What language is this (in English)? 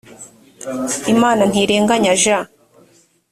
Kinyarwanda